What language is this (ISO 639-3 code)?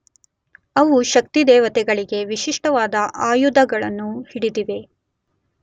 kan